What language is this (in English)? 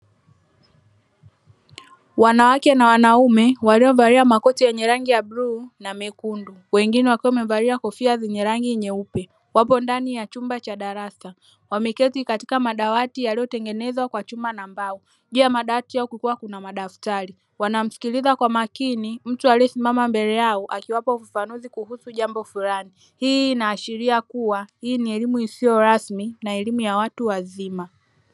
Swahili